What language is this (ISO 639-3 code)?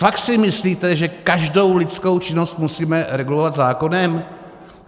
ces